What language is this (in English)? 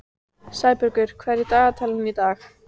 Icelandic